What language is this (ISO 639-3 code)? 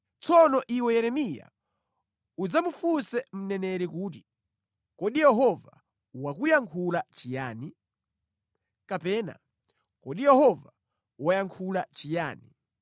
nya